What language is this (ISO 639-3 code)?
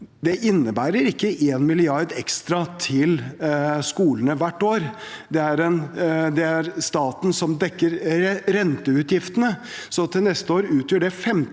nor